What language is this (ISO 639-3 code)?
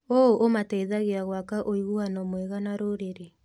kik